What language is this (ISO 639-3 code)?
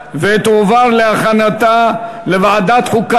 heb